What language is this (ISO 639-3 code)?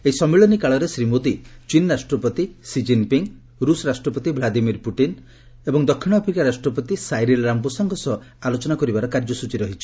ori